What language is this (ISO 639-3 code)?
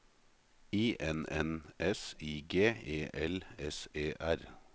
nor